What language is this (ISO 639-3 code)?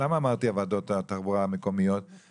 heb